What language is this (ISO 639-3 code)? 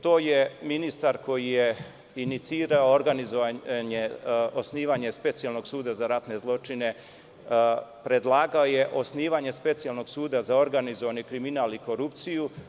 srp